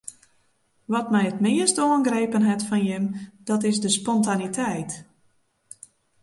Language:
Western Frisian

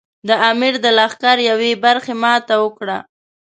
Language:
Pashto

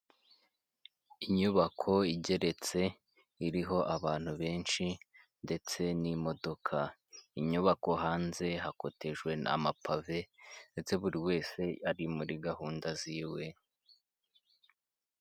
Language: Kinyarwanda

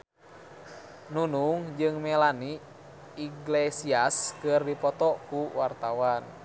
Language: Sundanese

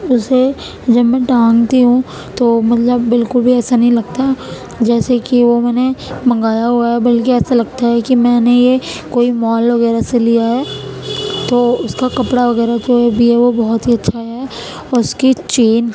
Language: Urdu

